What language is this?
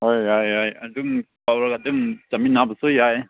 Manipuri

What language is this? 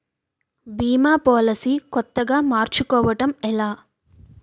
Telugu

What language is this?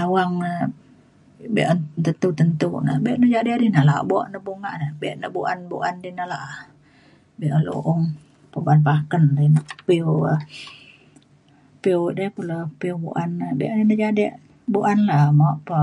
Mainstream Kenyah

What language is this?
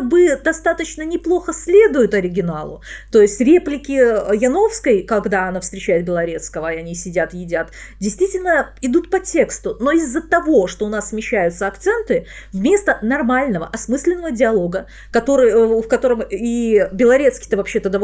Russian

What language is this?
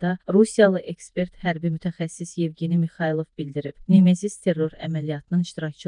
Turkish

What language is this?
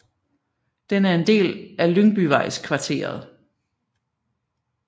Danish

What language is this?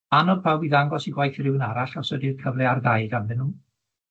Welsh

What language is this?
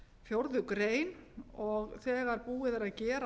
Icelandic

